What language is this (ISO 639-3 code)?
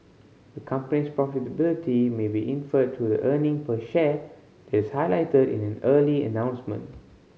eng